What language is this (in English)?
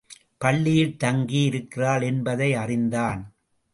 Tamil